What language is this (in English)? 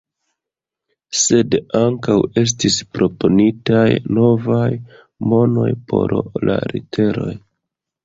Esperanto